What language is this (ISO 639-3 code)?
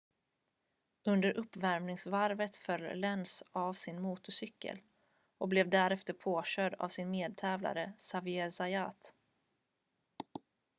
swe